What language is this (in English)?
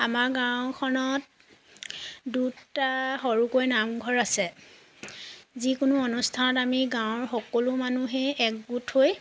Assamese